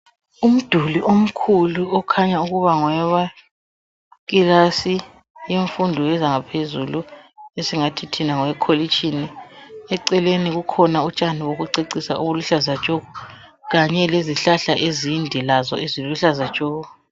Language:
North Ndebele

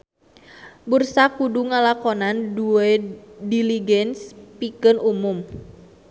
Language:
Sundanese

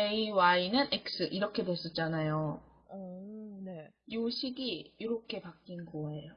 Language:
Korean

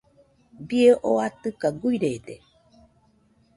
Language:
Nüpode Huitoto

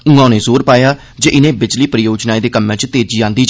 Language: Dogri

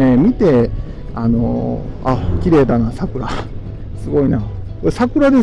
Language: Japanese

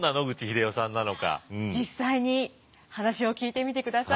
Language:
Japanese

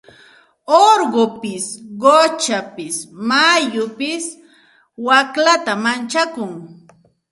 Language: Santa Ana de Tusi Pasco Quechua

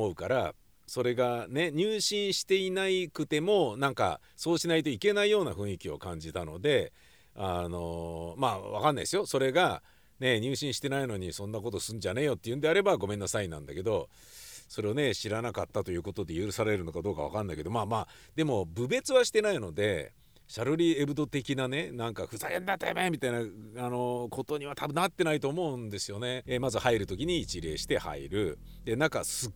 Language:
Japanese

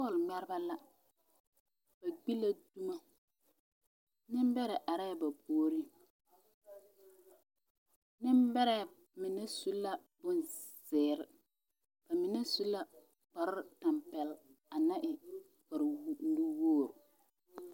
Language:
Southern Dagaare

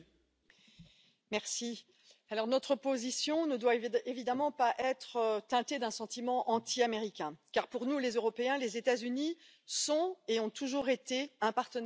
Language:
French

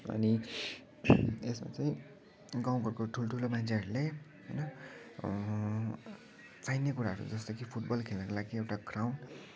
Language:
Nepali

